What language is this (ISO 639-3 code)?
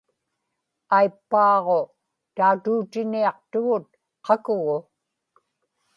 ipk